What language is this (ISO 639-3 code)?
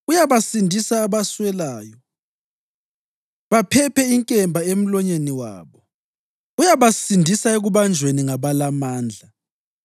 nde